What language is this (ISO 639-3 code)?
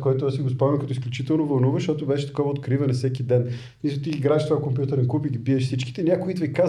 bul